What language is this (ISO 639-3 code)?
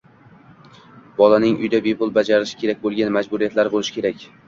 uzb